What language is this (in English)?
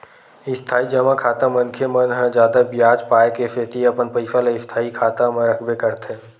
Chhattisgarhi